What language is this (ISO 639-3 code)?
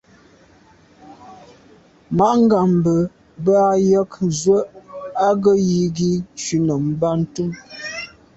byv